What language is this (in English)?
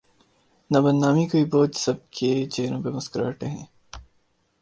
Urdu